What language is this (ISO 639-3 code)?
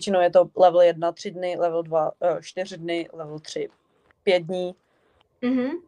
ces